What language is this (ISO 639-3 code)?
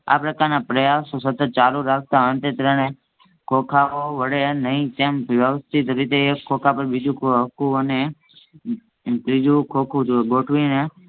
guj